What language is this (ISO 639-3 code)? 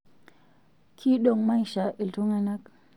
mas